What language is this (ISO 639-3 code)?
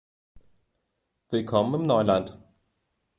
deu